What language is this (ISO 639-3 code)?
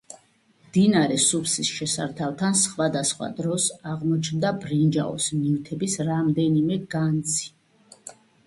kat